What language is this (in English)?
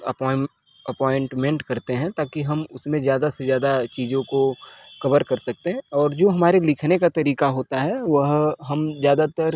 Hindi